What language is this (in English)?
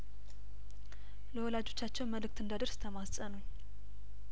Amharic